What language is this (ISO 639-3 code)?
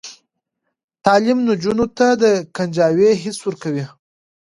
pus